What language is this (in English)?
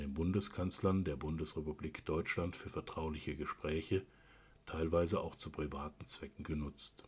German